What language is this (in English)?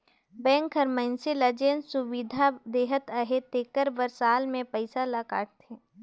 Chhattisgarhi